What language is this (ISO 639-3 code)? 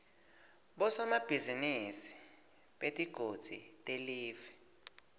ssw